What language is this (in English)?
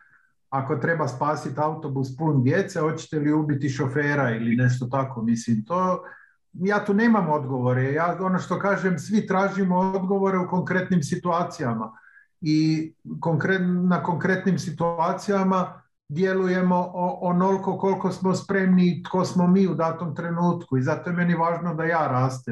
Croatian